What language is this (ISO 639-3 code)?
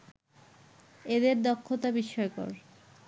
ben